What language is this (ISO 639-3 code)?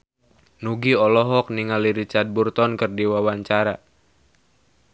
sun